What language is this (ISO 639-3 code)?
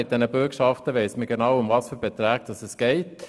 gsw